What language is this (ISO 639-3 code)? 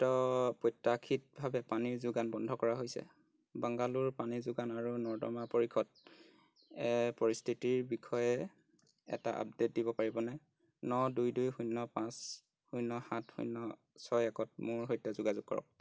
asm